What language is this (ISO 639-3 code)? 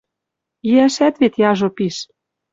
mrj